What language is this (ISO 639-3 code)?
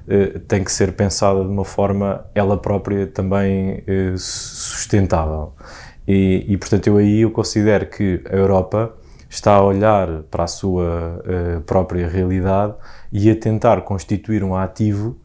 por